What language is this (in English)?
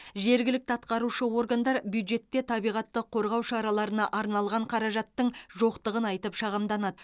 Kazakh